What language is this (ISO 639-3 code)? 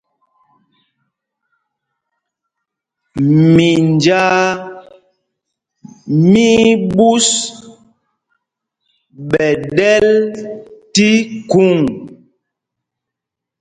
mgg